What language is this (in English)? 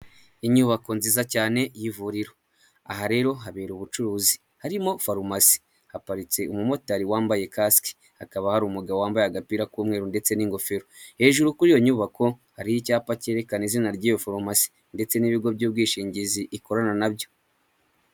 Kinyarwanda